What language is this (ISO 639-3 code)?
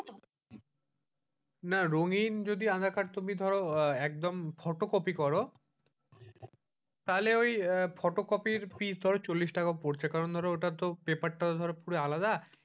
ben